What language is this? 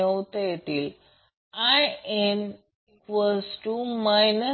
Marathi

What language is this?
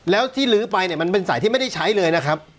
Thai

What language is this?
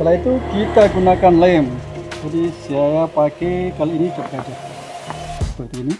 Indonesian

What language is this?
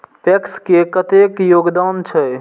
Maithili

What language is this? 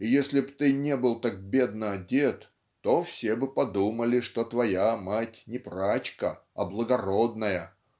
Russian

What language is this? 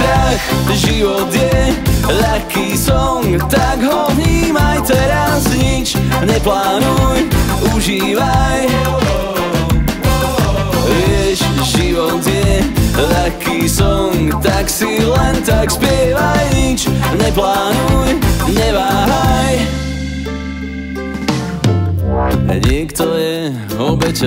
Slovak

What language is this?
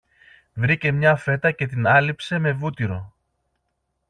Greek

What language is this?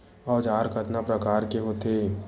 Chhattisgarhi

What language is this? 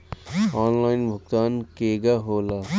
Bhojpuri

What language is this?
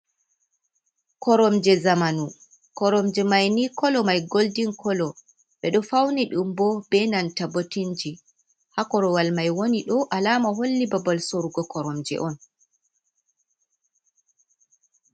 Fula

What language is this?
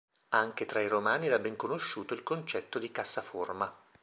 Italian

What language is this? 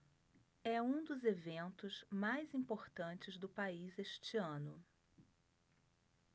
Portuguese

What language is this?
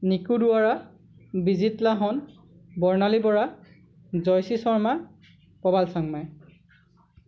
Assamese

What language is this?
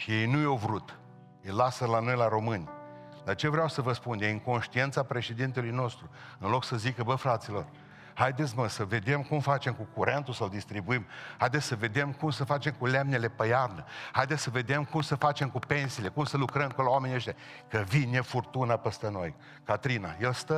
Romanian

